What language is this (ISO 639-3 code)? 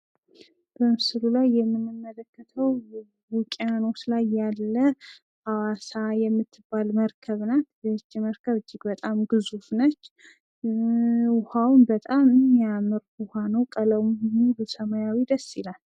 amh